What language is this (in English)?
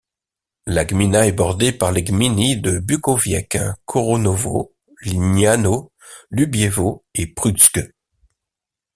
French